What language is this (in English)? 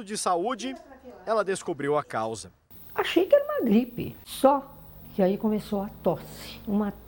Portuguese